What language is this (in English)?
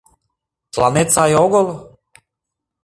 Mari